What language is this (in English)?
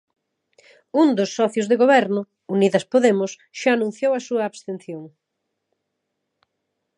Galician